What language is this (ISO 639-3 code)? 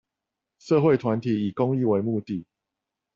zho